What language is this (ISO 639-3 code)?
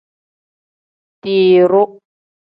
kdh